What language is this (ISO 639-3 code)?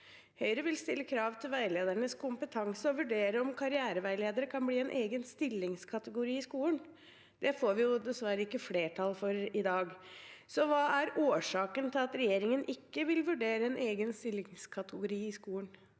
nor